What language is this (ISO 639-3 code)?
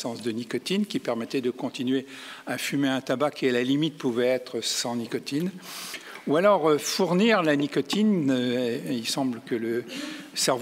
fra